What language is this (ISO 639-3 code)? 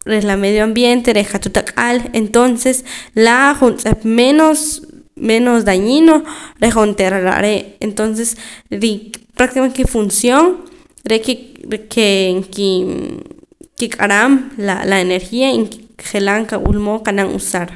poc